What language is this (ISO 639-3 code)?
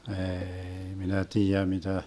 fin